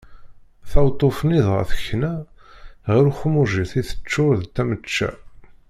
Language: Kabyle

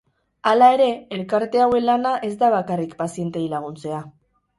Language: Basque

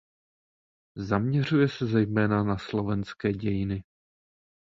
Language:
Czech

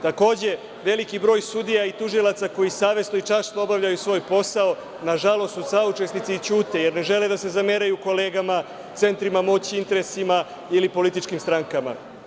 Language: Serbian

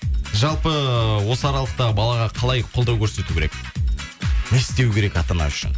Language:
Kazakh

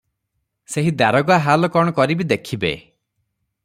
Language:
Odia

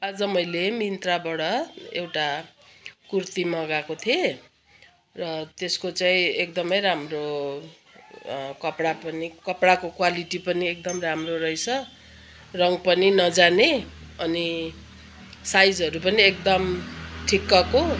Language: Nepali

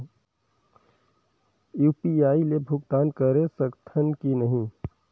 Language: Chhattisgarhi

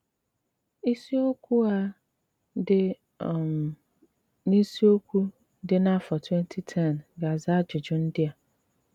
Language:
Igbo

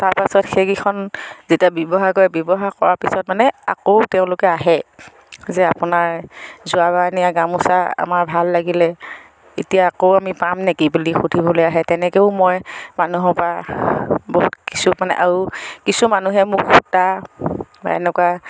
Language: Assamese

